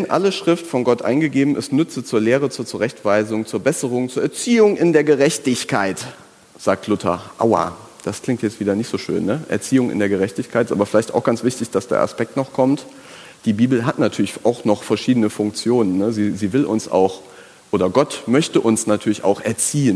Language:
German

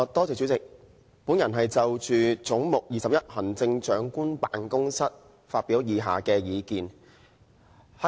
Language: Cantonese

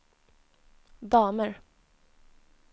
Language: Swedish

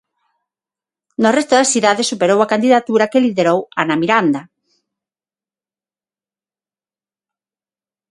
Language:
Galician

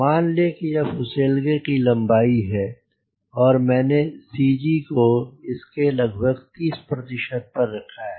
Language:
Hindi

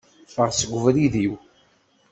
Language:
Kabyle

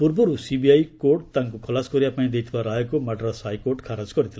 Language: Odia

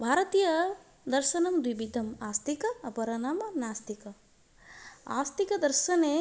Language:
Sanskrit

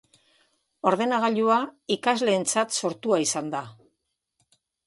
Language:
Basque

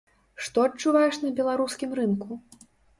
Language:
Belarusian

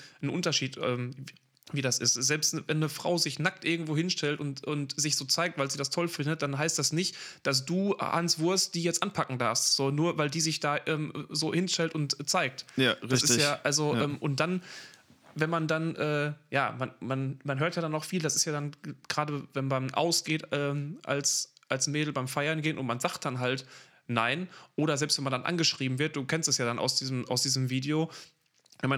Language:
German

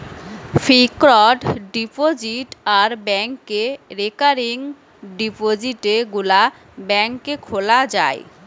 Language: Bangla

